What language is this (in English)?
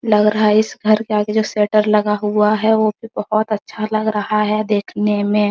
Hindi